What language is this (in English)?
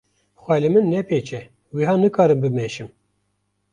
Kurdish